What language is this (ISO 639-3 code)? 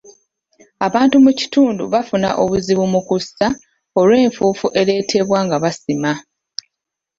lug